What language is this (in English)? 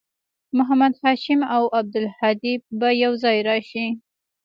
Pashto